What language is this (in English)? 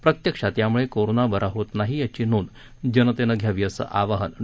Marathi